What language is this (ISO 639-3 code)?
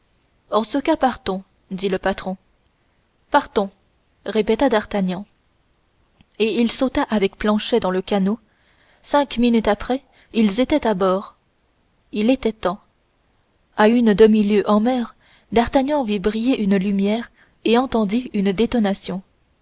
fra